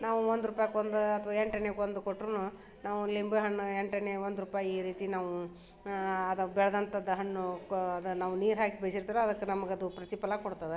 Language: Kannada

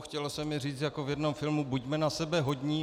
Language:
Czech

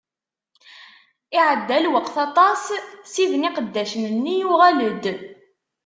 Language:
Kabyle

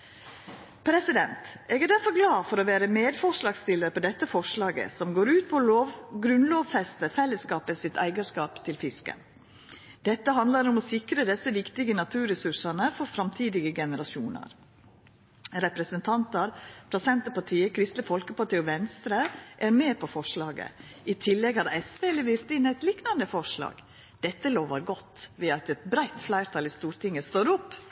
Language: Norwegian Nynorsk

